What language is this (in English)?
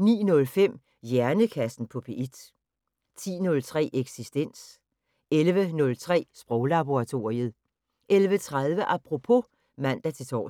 Danish